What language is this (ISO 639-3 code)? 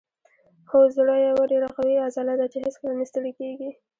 pus